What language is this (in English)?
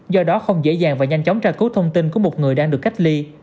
Vietnamese